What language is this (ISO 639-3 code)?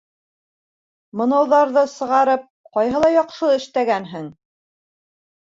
bak